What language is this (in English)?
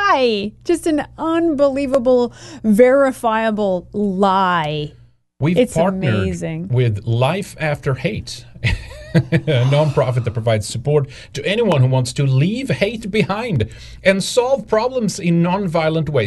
English